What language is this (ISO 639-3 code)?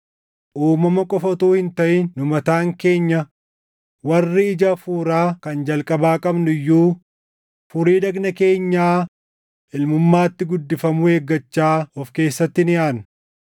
orm